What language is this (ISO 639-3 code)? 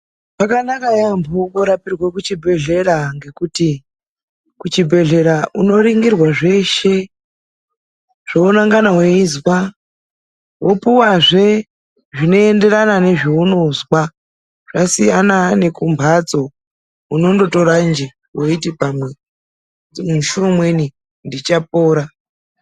ndc